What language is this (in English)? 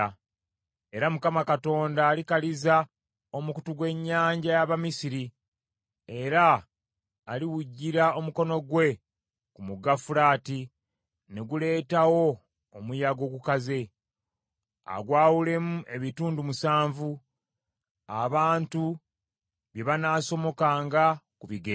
Ganda